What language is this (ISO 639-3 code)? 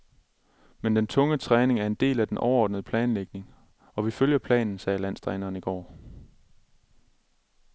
dan